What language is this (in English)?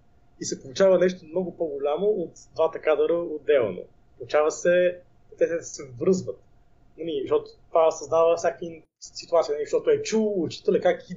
Bulgarian